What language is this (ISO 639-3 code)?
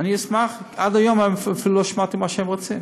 heb